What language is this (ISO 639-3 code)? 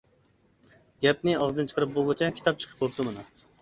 uig